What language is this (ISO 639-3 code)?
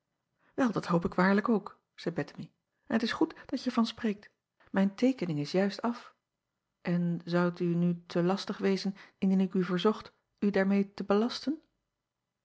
nld